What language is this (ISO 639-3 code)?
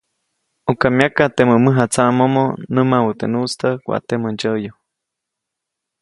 zoc